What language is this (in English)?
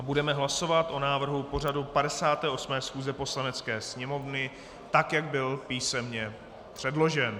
Czech